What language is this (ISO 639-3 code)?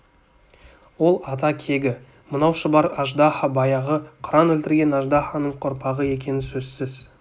kaz